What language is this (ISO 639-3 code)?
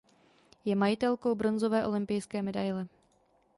ces